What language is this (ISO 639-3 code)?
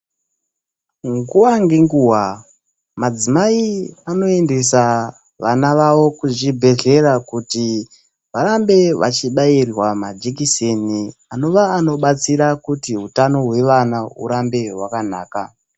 ndc